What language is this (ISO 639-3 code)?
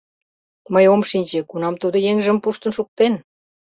chm